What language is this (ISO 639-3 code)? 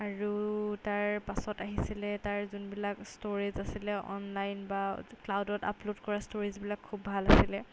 asm